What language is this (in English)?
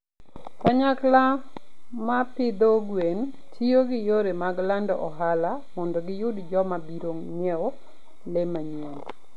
Luo (Kenya and Tanzania)